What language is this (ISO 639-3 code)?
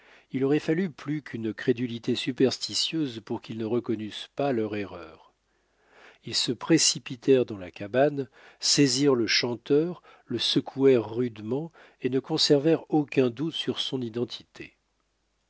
fra